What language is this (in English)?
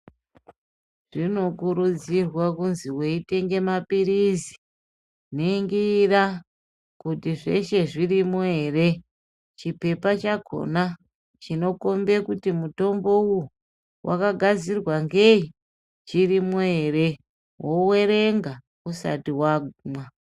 Ndau